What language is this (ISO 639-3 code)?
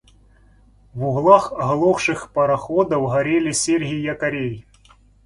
rus